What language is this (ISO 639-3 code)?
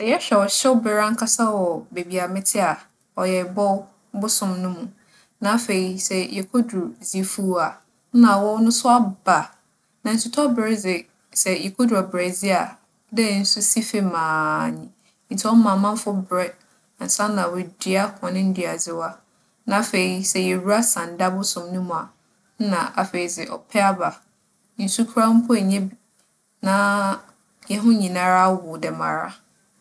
aka